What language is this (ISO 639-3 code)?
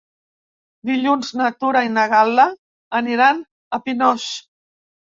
cat